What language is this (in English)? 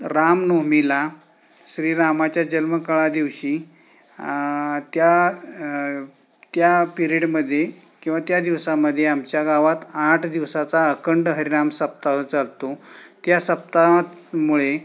Marathi